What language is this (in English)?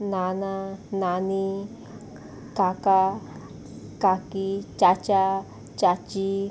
Konkani